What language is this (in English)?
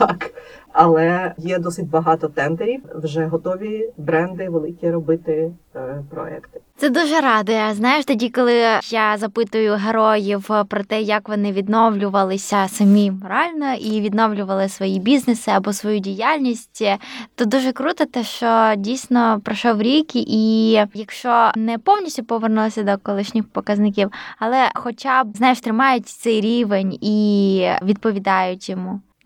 Ukrainian